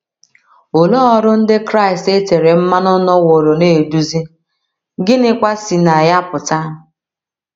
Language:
Igbo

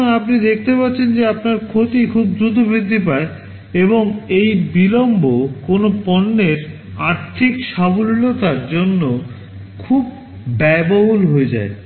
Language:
Bangla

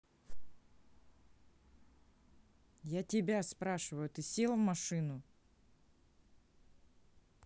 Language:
Russian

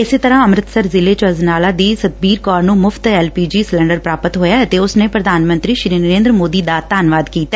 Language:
Punjabi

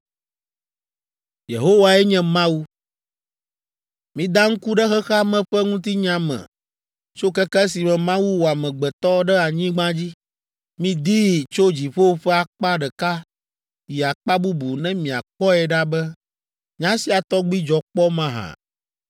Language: Ewe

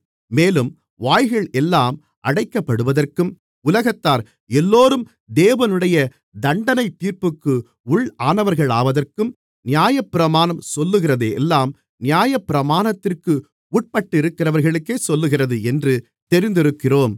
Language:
Tamil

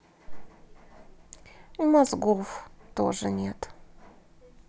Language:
Russian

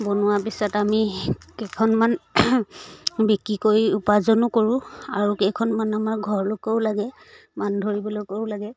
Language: Assamese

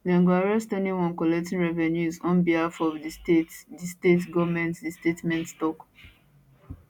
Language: Nigerian Pidgin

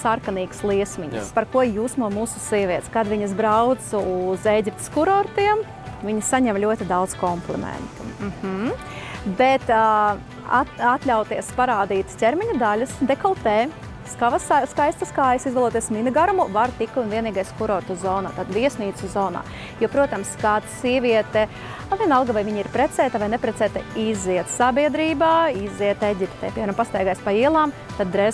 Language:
Latvian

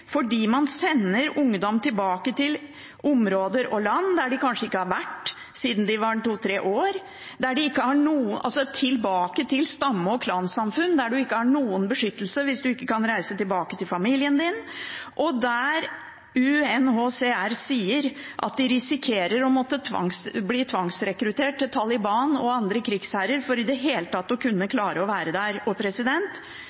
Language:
Norwegian Bokmål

